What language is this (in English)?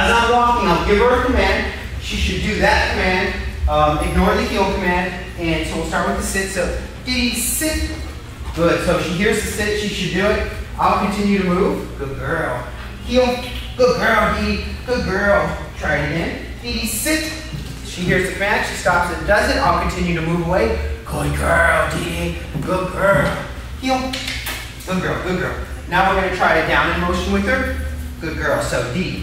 English